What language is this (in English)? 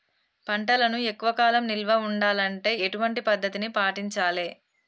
Telugu